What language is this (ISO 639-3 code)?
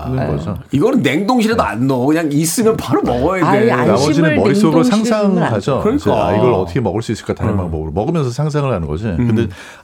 kor